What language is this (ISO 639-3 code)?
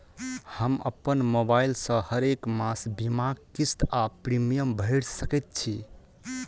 mai